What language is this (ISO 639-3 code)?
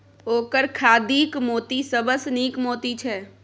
mai